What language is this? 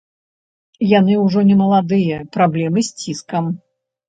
Belarusian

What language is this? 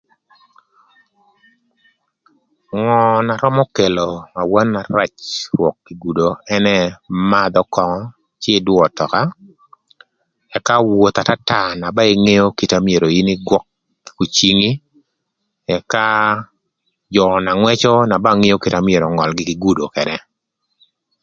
Thur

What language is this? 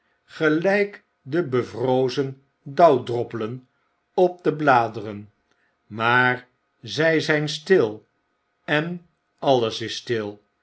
Dutch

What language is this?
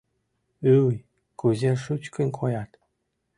Mari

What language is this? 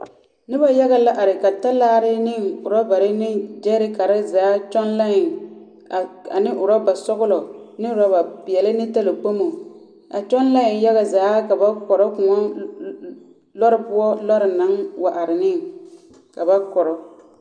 Southern Dagaare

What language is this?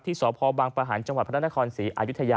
Thai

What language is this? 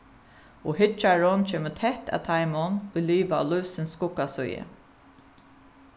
Faroese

